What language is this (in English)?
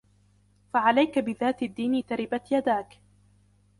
Arabic